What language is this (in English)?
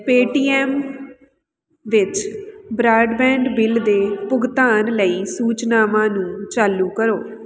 Punjabi